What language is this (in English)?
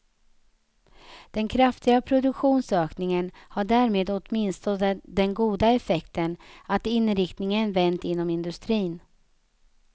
Swedish